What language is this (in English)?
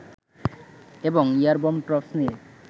Bangla